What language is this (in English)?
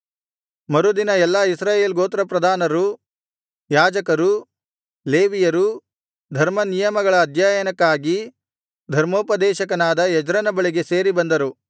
Kannada